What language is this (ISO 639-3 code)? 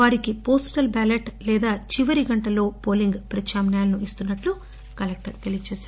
tel